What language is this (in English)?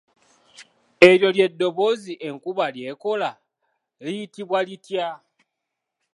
Ganda